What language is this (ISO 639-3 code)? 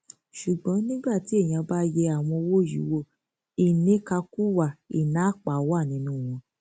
yor